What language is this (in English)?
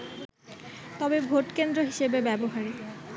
Bangla